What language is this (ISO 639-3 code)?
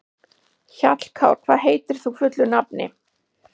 isl